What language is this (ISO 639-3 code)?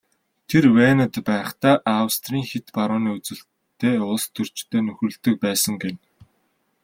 mon